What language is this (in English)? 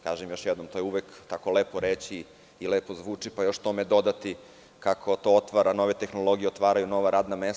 Serbian